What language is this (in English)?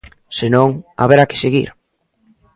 Galician